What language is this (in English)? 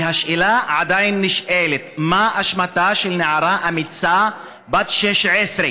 Hebrew